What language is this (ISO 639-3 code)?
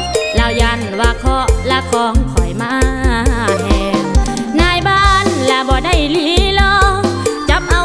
tha